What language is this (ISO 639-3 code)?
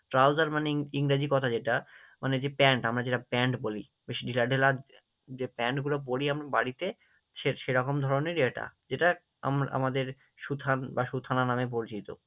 ben